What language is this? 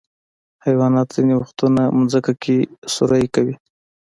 Pashto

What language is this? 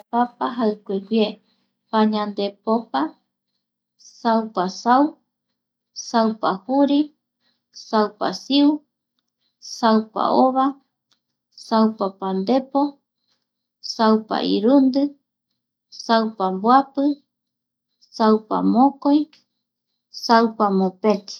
Eastern Bolivian Guaraní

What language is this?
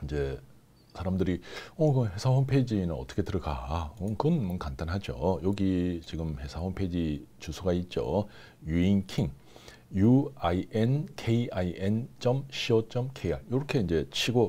Korean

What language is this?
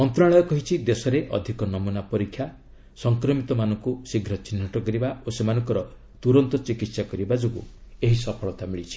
Odia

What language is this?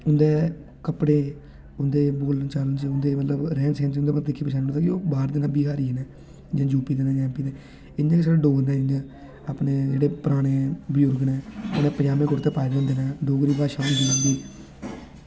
Dogri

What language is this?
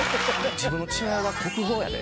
Japanese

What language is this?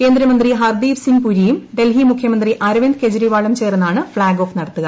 Malayalam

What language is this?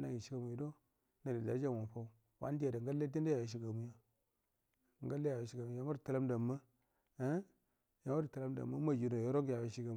Buduma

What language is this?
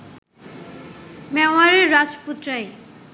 Bangla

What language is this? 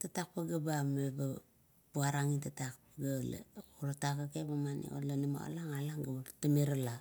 Kuot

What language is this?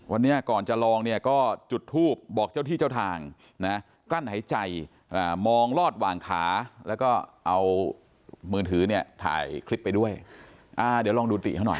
Thai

